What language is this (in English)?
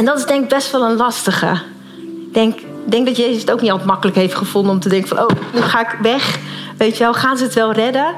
Dutch